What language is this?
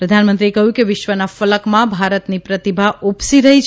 Gujarati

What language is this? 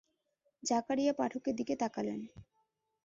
Bangla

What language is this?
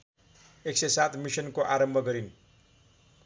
Nepali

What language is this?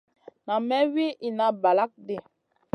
Masana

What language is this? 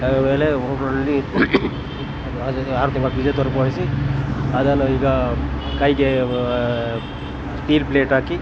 Kannada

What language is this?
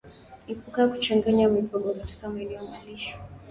Swahili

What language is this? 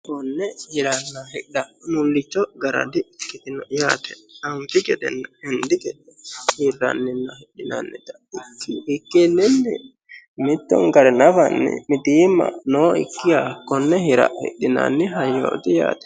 Sidamo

